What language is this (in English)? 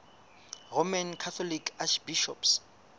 Southern Sotho